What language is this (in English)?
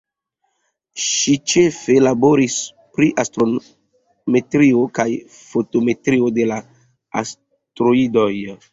Esperanto